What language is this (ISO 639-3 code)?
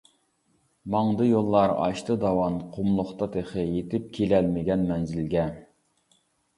uig